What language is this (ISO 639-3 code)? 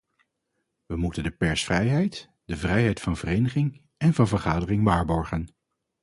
nld